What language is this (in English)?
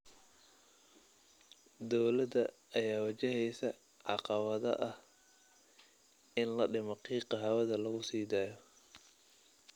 Somali